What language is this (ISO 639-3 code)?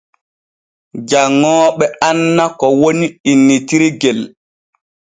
fue